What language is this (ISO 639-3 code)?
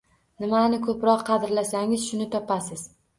uzb